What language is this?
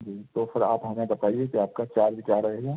Hindi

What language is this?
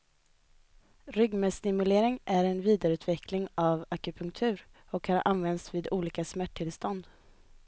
Swedish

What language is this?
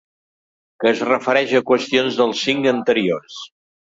Catalan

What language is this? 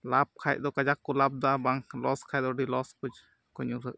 Santali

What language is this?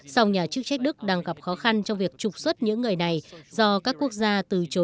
Vietnamese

